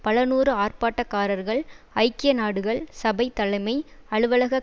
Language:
Tamil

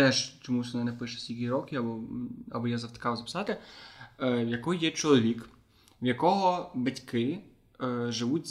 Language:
Ukrainian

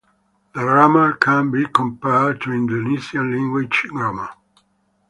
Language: English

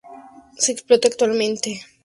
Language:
Spanish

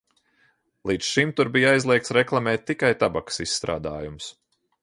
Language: Latvian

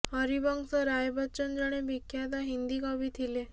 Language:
Odia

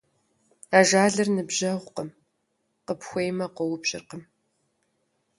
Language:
Kabardian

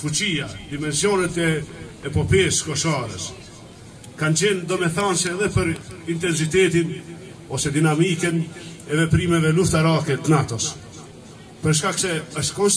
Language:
Romanian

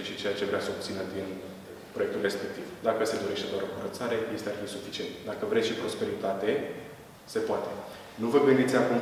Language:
Romanian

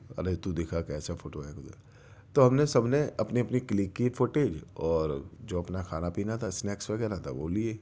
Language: Urdu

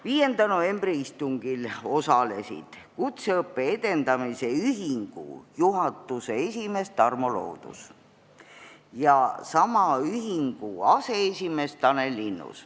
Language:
Estonian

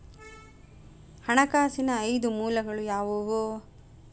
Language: Kannada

